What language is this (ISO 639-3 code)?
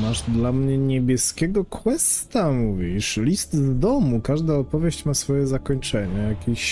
pol